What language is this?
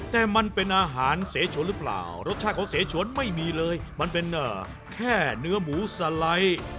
Thai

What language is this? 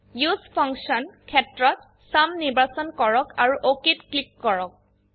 Assamese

